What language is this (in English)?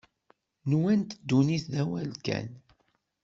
Kabyle